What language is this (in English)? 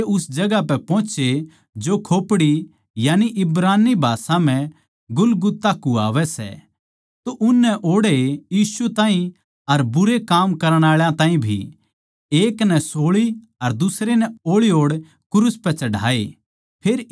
Haryanvi